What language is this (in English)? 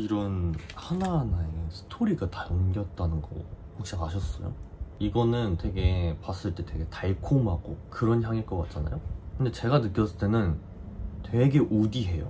Korean